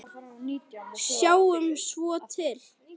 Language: Icelandic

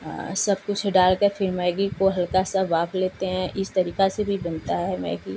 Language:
Hindi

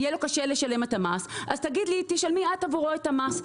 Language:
Hebrew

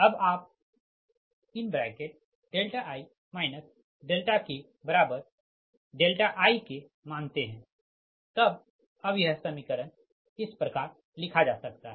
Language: Hindi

